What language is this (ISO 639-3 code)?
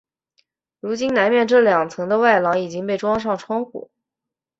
zho